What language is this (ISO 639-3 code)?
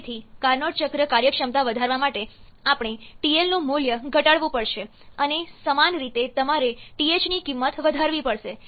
guj